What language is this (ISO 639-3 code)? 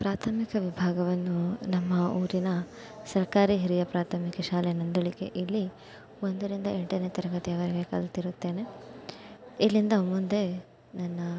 kan